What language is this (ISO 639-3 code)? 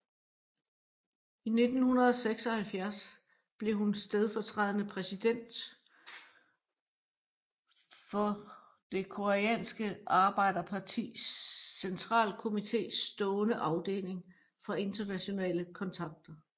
dan